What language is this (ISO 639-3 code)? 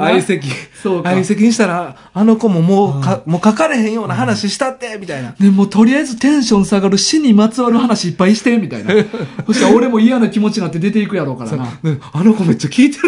jpn